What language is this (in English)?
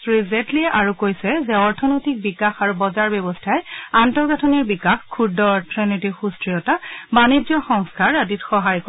Assamese